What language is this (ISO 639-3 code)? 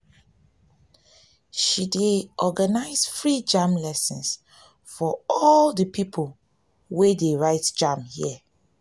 pcm